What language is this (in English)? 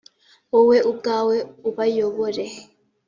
Kinyarwanda